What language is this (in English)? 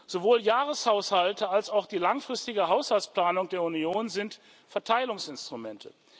German